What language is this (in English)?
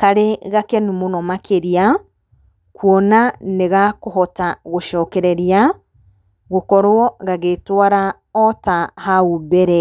Kikuyu